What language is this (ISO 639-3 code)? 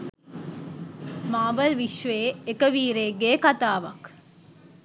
sin